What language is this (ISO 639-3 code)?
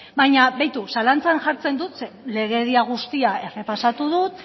eus